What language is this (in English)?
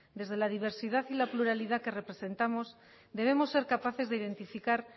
Spanish